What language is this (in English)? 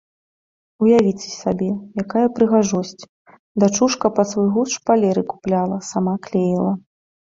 Belarusian